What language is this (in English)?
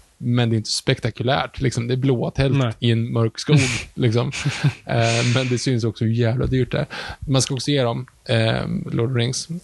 Swedish